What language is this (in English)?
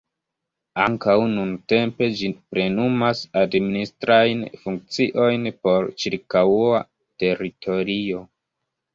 Esperanto